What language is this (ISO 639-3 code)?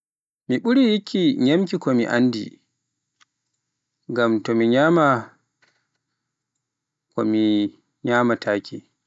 fuf